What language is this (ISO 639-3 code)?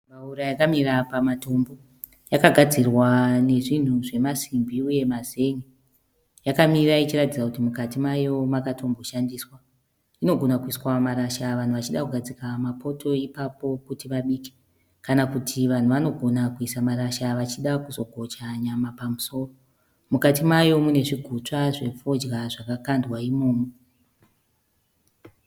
sna